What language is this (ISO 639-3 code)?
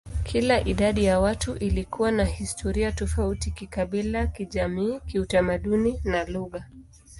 swa